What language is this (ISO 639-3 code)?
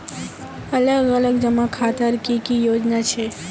mag